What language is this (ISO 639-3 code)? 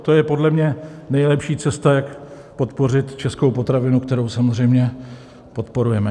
ces